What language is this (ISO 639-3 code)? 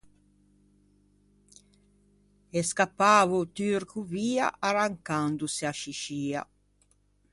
lij